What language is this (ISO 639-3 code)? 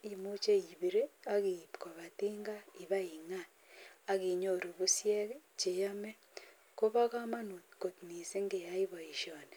kln